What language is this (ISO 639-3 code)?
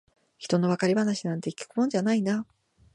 jpn